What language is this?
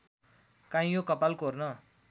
Nepali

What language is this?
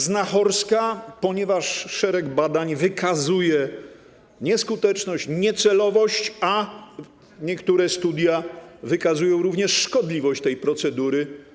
Polish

